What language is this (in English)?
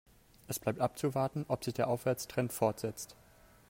German